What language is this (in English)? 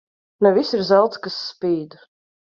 Latvian